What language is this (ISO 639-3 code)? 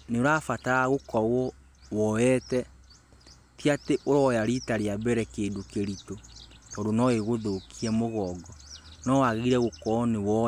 kik